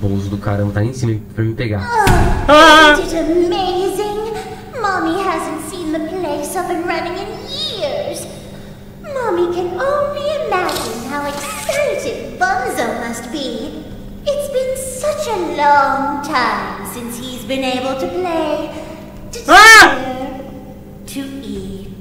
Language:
Portuguese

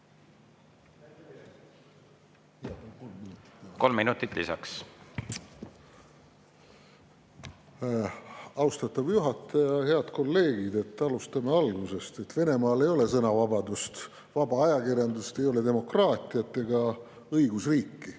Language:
Estonian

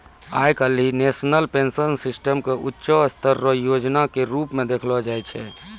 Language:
Maithili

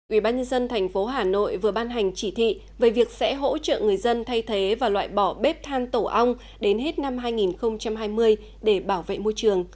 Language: Vietnamese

